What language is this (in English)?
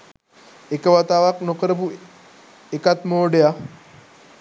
Sinhala